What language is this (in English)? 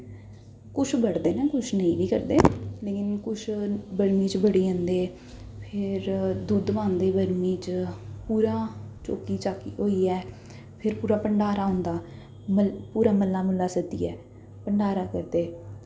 Dogri